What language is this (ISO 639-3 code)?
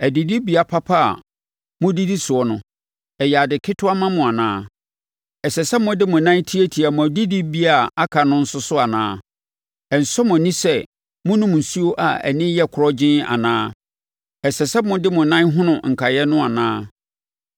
aka